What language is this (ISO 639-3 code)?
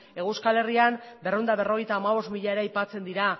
eus